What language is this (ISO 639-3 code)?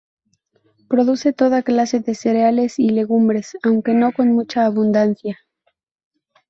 spa